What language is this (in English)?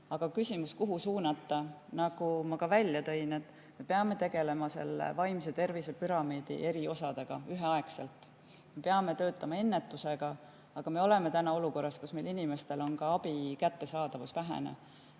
Estonian